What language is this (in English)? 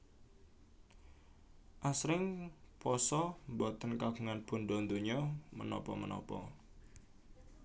Javanese